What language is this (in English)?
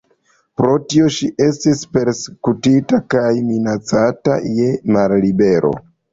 Esperanto